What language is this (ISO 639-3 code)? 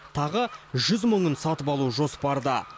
kaz